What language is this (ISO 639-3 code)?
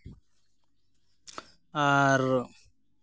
sat